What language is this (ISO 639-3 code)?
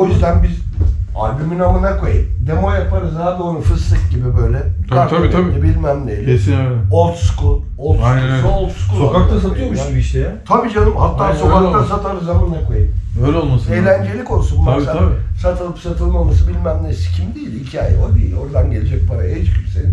tur